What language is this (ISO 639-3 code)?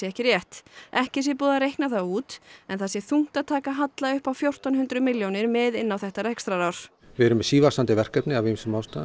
isl